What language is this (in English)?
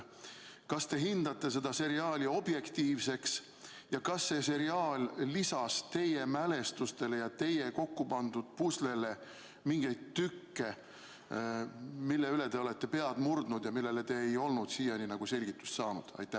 Estonian